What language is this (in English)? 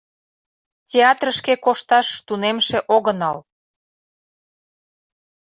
Mari